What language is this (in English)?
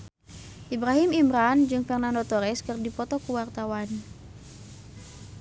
Sundanese